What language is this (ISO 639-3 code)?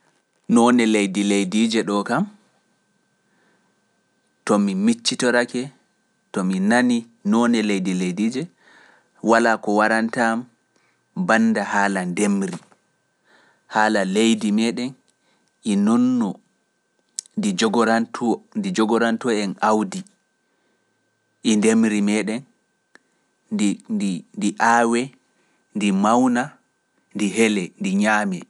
fuf